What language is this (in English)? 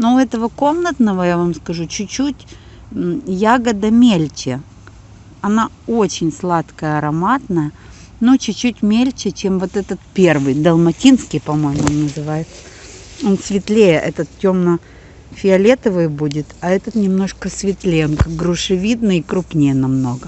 Russian